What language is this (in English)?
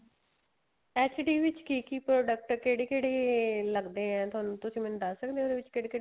Punjabi